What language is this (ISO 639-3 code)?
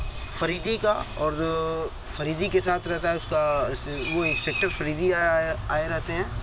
urd